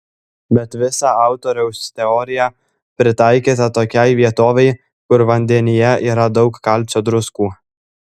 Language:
Lithuanian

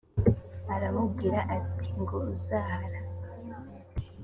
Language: Kinyarwanda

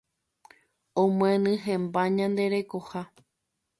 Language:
Guarani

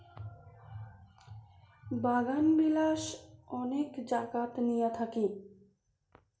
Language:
Bangla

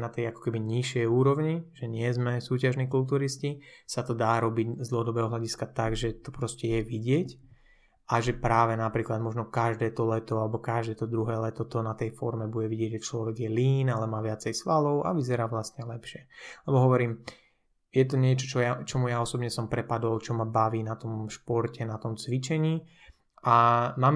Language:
Slovak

